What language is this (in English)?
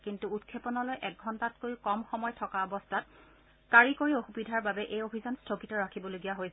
Assamese